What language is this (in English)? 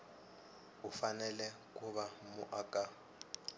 Tsonga